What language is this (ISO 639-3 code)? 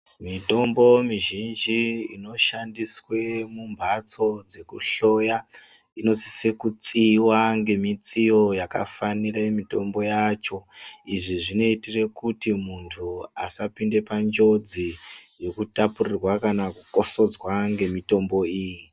ndc